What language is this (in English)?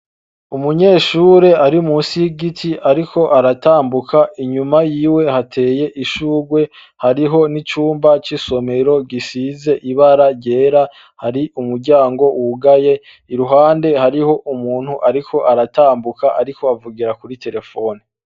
Rundi